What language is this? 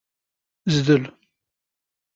Kabyle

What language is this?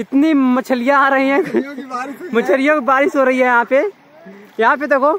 Hindi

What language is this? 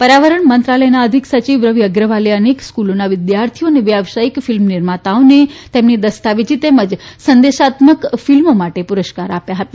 Gujarati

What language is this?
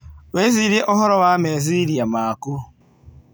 Kikuyu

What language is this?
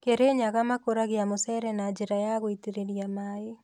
Kikuyu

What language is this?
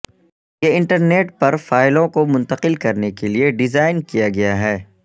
Urdu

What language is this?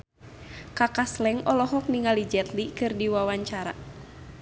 Sundanese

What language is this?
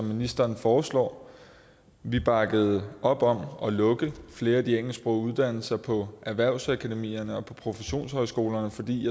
Danish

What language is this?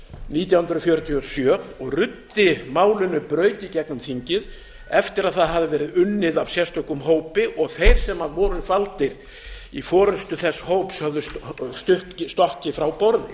Icelandic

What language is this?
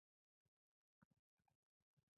Pashto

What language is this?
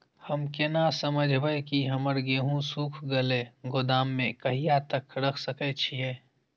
Maithili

